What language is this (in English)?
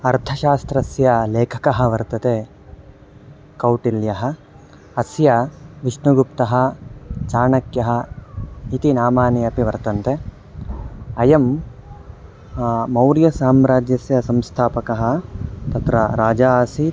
Sanskrit